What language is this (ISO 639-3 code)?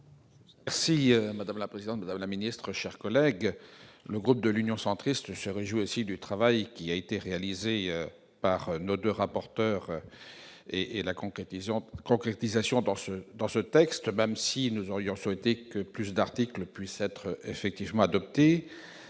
fra